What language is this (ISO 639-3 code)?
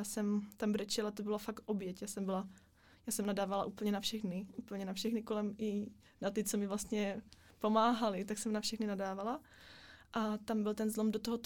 ces